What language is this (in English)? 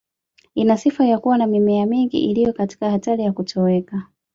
Swahili